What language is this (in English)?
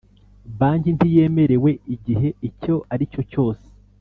Kinyarwanda